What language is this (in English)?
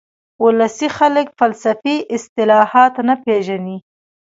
Pashto